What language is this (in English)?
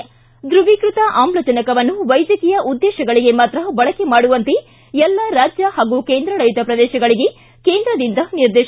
Kannada